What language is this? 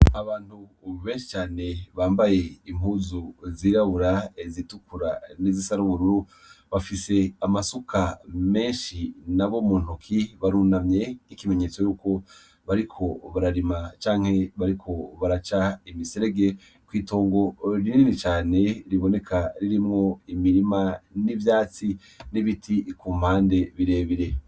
Rundi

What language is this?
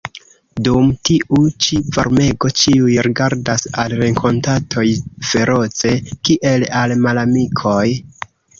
Esperanto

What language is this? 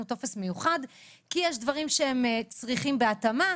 Hebrew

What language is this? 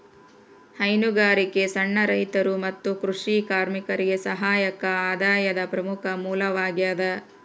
Kannada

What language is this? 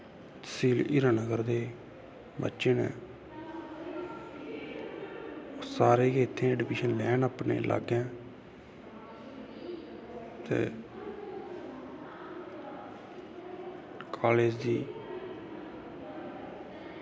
Dogri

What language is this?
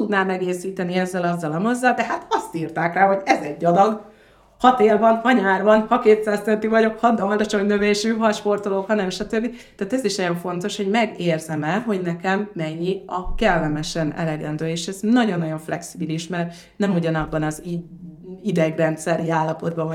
Hungarian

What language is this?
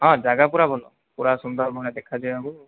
Odia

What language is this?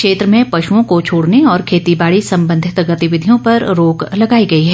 Hindi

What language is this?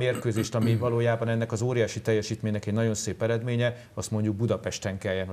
Hungarian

